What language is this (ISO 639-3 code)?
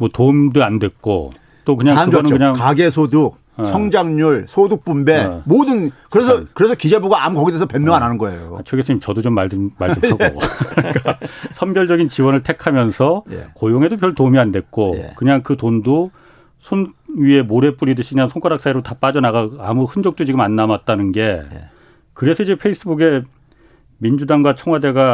kor